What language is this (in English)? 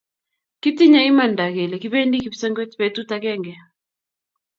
Kalenjin